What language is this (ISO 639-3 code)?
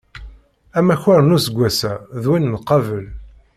kab